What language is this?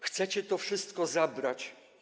Polish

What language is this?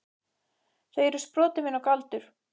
Icelandic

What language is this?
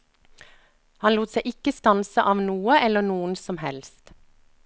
Norwegian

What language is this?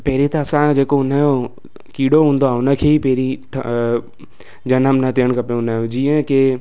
Sindhi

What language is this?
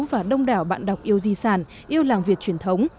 Vietnamese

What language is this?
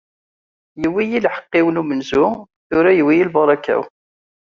Kabyle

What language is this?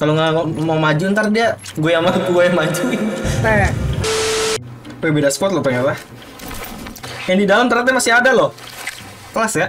Indonesian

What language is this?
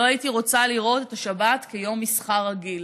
Hebrew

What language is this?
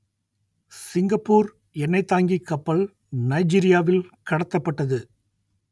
Tamil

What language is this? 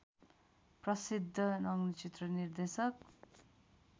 Nepali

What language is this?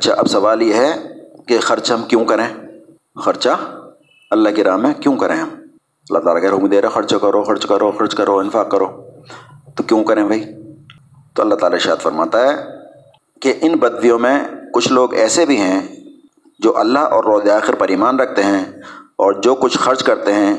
Urdu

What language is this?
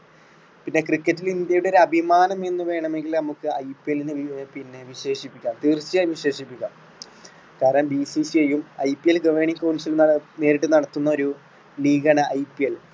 Malayalam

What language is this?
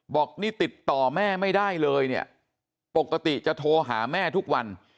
Thai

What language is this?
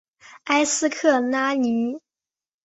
Chinese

